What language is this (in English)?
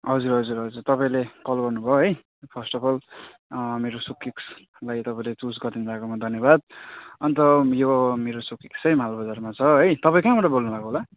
Nepali